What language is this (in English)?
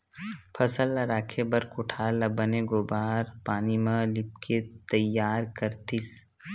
Chhattisgarhi